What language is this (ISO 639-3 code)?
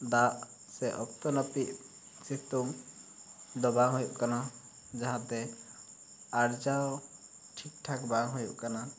sat